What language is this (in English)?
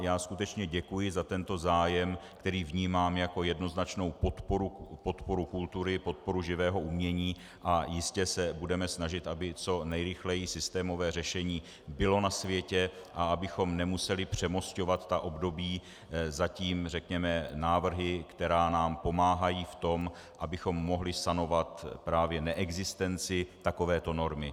Czech